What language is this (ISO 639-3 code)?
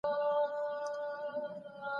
pus